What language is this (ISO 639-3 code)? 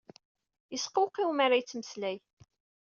kab